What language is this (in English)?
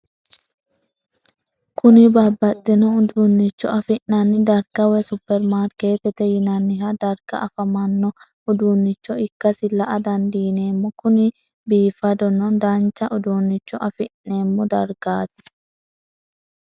Sidamo